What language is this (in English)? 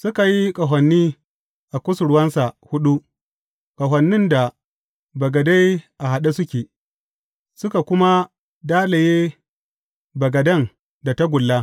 Hausa